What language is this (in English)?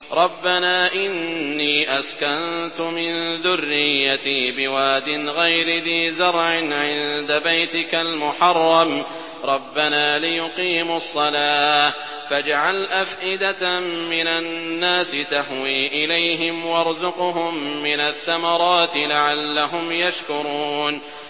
Arabic